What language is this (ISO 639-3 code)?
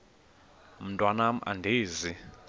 xho